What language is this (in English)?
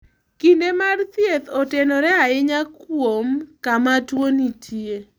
Luo (Kenya and Tanzania)